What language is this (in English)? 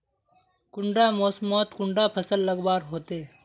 Magahi